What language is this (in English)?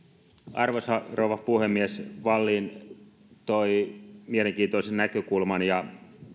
Finnish